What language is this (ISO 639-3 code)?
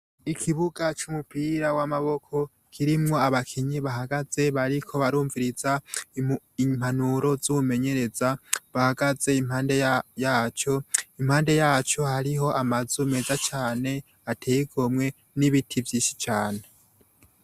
run